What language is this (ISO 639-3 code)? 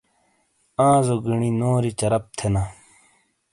scl